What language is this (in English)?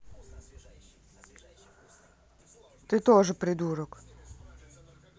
Russian